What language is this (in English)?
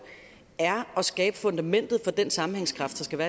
Danish